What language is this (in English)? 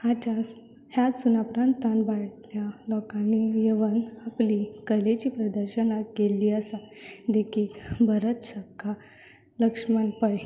Konkani